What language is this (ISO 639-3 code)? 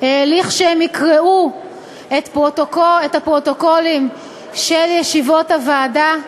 heb